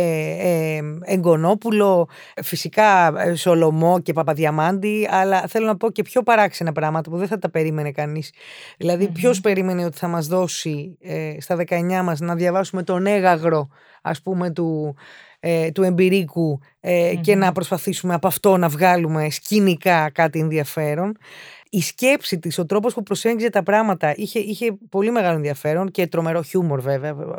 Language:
Greek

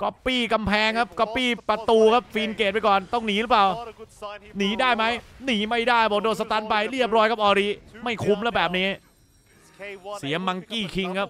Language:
Thai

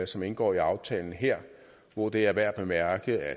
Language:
Danish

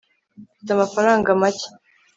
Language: Kinyarwanda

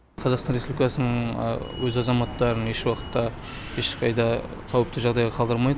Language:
Kazakh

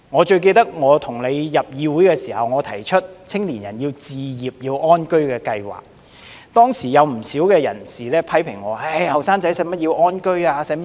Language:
Cantonese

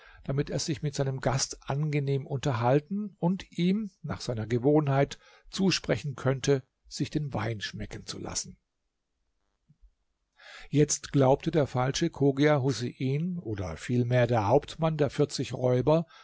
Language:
German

